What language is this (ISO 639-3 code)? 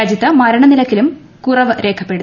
mal